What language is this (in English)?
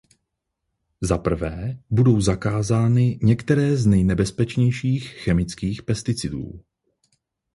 Czech